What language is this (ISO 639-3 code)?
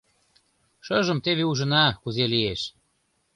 chm